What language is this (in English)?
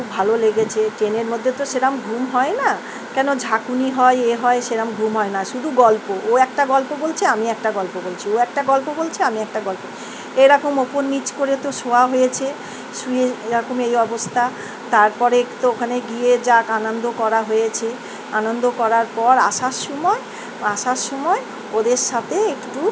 Bangla